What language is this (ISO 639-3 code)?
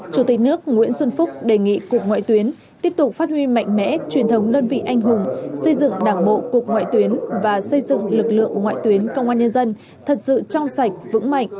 vie